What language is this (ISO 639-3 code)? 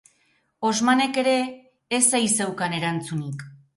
eus